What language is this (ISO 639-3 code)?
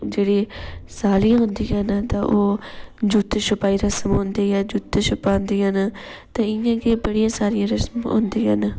doi